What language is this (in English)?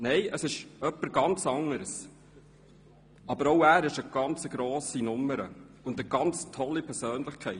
Swiss German